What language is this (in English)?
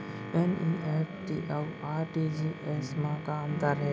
Chhattisgarhi